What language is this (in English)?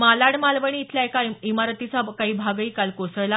Marathi